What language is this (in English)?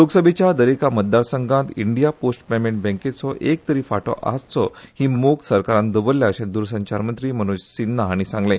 Konkani